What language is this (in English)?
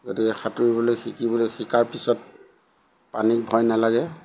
Assamese